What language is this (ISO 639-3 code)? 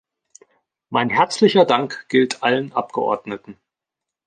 deu